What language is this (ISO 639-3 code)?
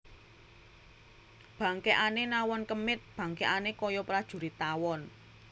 jav